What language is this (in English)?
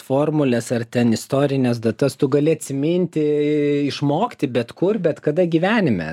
Lithuanian